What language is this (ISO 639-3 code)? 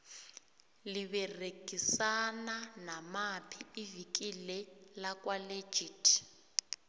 nbl